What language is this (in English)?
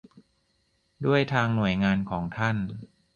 Thai